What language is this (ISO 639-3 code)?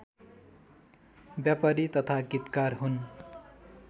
nep